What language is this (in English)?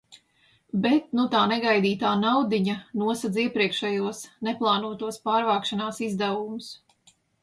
Latvian